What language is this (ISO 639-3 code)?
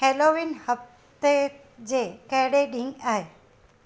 snd